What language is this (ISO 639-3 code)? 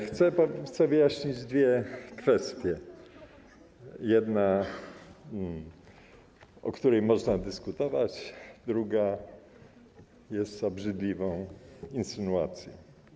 pol